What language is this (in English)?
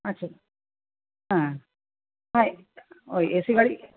Bangla